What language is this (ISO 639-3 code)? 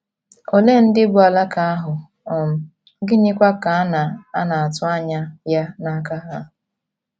ibo